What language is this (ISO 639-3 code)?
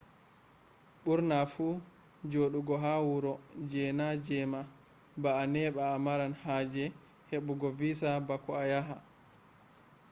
ful